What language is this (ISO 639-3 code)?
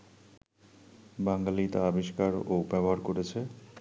ben